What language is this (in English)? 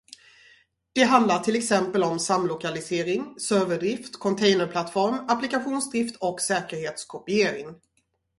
Swedish